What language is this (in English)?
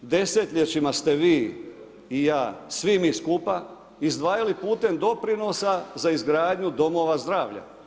Croatian